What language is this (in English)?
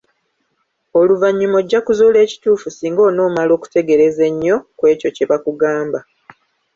Ganda